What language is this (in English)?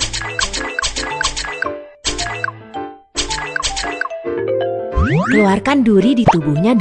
Indonesian